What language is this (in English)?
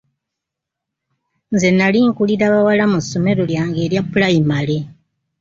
Ganda